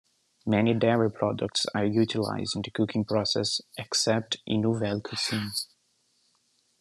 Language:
English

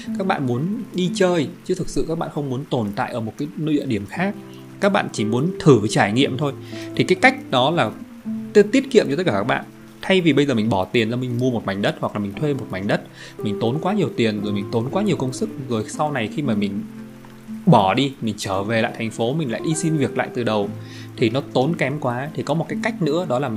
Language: Vietnamese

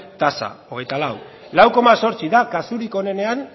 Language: Basque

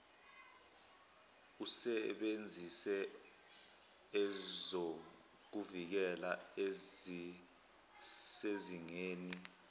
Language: Zulu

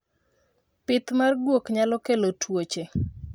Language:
Luo (Kenya and Tanzania)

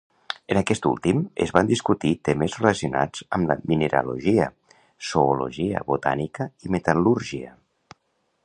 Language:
Catalan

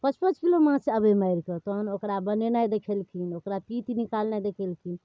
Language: Maithili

